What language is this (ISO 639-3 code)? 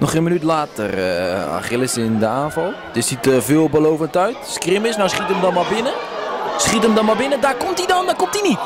nld